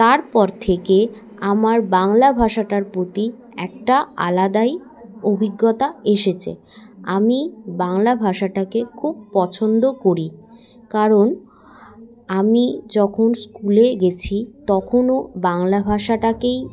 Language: Bangla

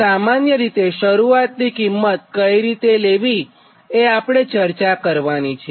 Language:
Gujarati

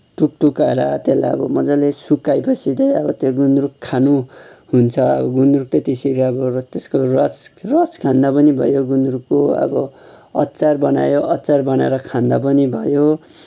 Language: Nepali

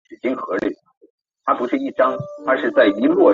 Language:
Chinese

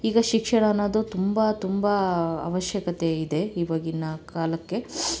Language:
Kannada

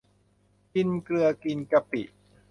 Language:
Thai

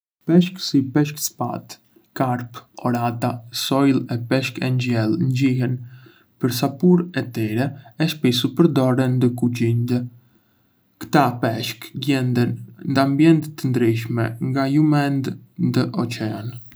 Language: Arbëreshë Albanian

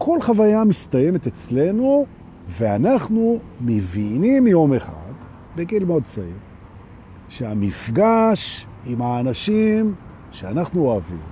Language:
Hebrew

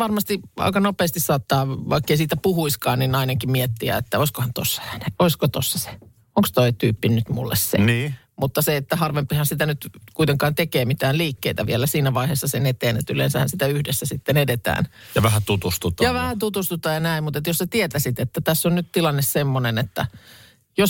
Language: Finnish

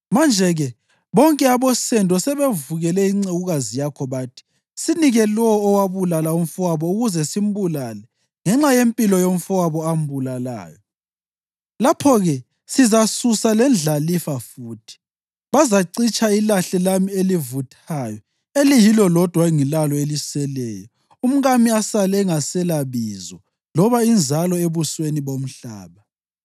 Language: North Ndebele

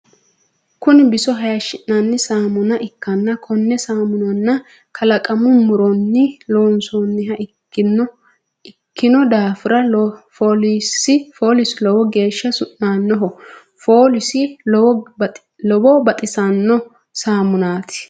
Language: Sidamo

